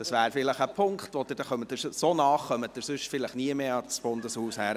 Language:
Swiss German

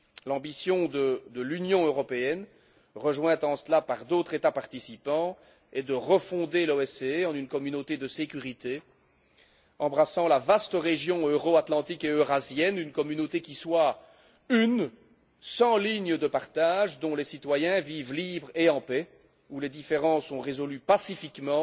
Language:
French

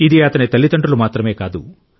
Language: Telugu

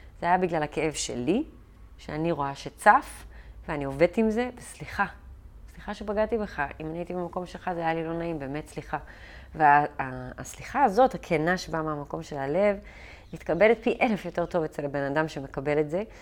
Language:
Hebrew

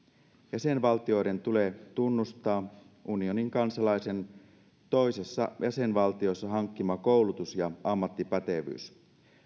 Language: Finnish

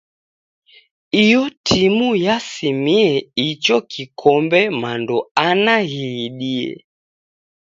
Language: Taita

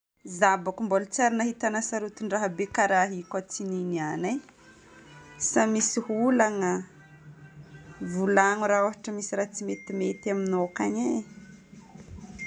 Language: Northern Betsimisaraka Malagasy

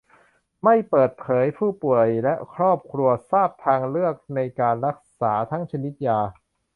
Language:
Thai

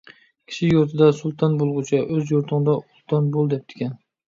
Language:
Uyghur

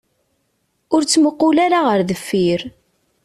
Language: Kabyle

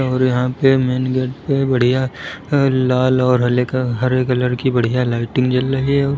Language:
Hindi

